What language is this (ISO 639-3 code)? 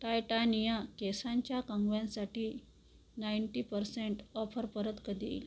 mar